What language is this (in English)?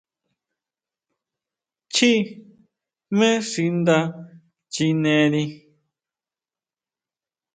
Huautla Mazatec